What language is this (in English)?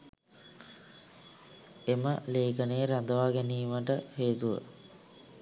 Sinhala